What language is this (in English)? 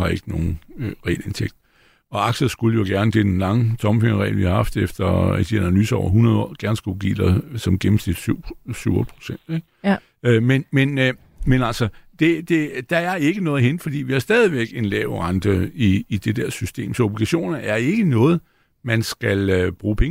Danish